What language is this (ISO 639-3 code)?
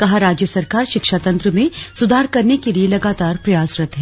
hin